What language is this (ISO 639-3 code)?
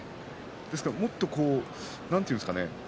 jpn